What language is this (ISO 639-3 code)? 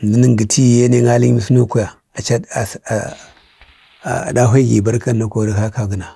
bde